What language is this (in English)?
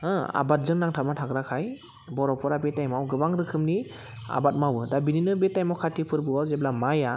Bodo